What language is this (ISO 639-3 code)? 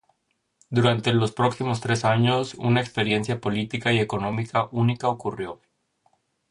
spa